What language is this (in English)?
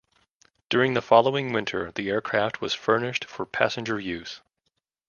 English